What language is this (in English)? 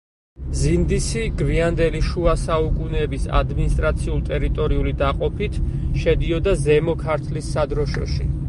Georgian